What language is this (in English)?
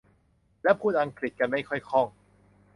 Thai